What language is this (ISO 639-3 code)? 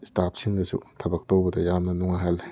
mni